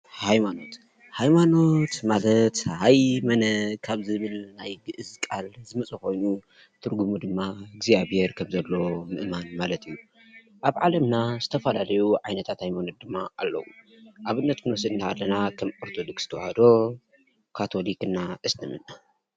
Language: Tigrinya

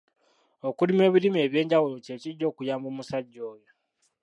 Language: Ganda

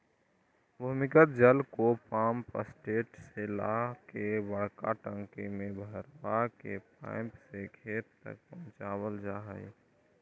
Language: Magahi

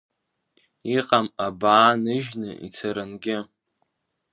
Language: Abkhazian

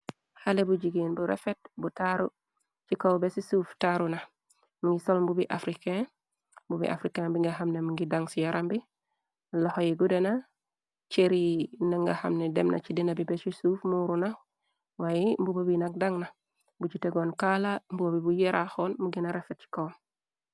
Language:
Wolof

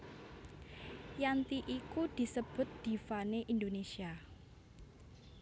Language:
Javanese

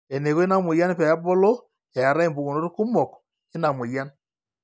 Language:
Masai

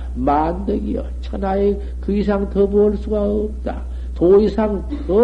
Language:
Korean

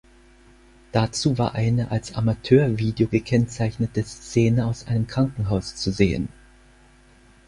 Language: German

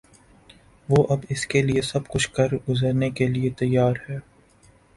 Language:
Urdu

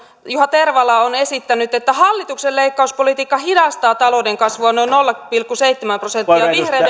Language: Finnish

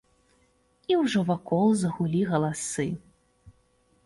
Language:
Belarusian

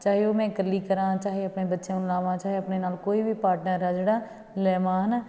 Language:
Punjabi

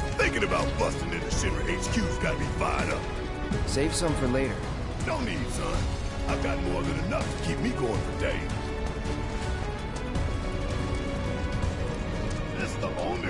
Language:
English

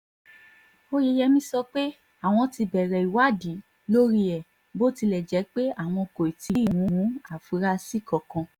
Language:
Yoruba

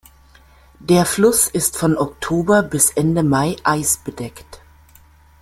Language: German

